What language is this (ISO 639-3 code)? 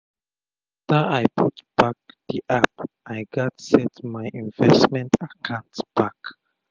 pcm